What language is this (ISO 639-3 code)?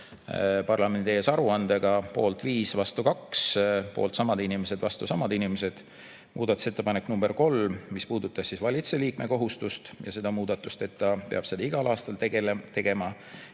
est